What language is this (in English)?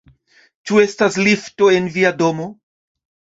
Esperanto